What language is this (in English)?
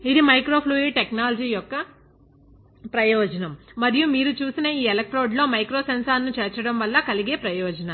Telugu